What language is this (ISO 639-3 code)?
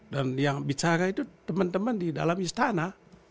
ind